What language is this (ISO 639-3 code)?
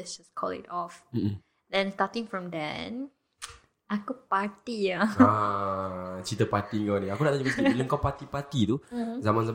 msa